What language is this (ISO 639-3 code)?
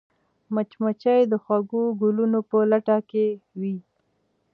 pus